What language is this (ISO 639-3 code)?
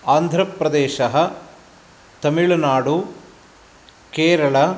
san